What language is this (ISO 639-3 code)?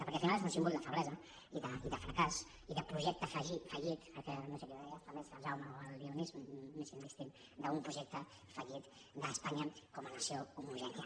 cat